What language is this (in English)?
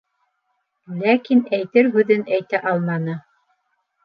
Bashkir